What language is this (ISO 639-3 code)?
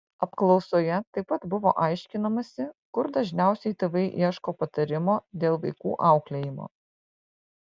lit